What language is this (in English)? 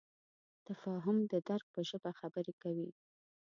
Pashto